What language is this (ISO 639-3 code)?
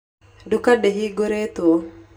kik